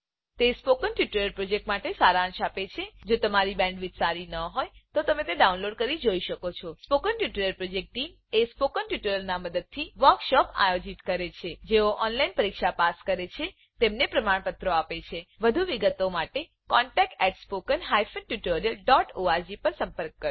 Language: Gujarati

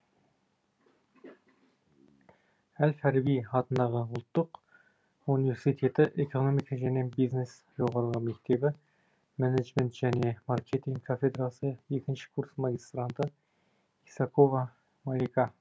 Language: Kazakh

